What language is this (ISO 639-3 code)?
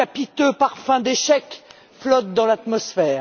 fra